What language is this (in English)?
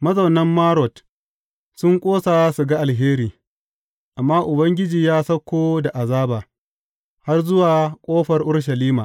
Hausa